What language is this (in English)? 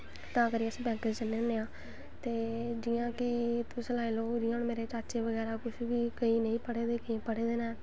Dogri